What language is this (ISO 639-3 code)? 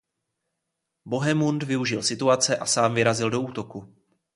ces